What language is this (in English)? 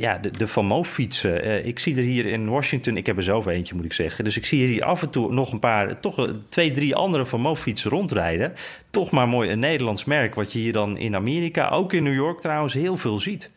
Dutch